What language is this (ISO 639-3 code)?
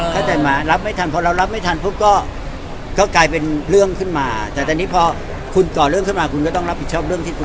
tha